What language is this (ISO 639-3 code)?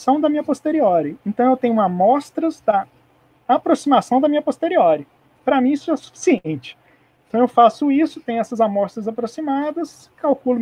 por